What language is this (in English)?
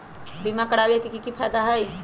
Magahi